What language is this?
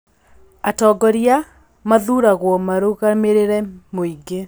Kikuyu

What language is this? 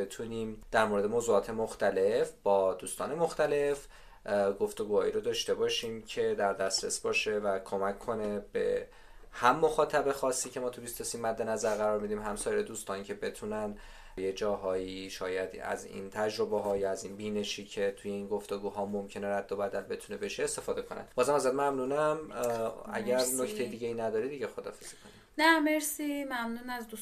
Persian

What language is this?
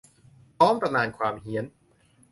Thai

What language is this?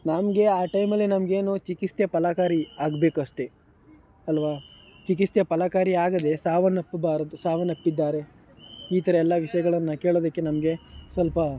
Kannada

